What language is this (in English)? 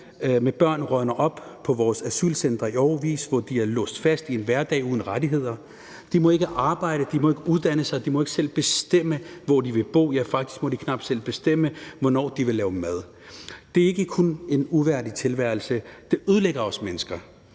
Danish